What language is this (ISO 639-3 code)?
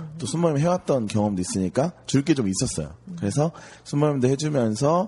kor